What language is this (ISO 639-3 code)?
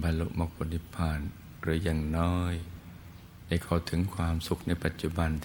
tha